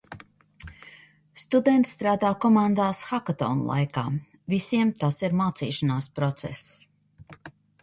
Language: Latvian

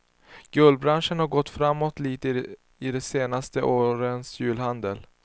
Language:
Swedish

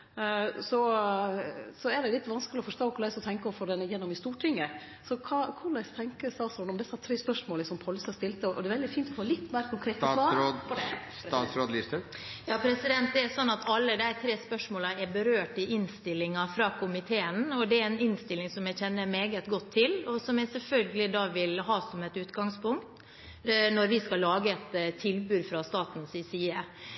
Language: Norwegian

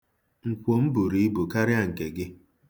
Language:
Igbo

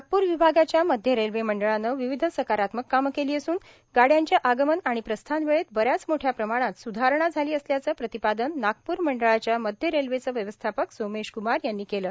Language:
Marathi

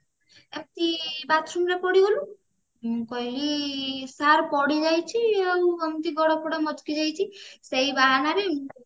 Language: Odia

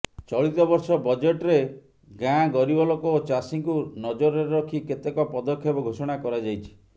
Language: Odia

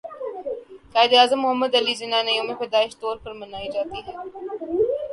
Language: Urdu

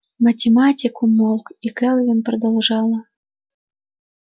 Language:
Russian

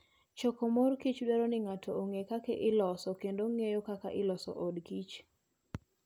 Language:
Luo (Kenya and Tanzania)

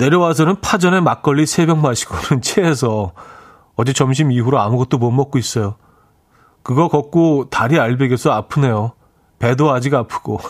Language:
Korean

